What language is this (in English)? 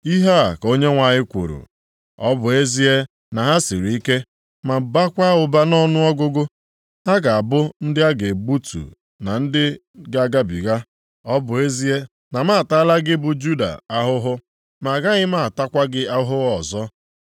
Igbo